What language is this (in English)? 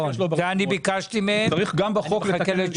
Hebrew